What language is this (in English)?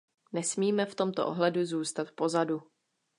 Czech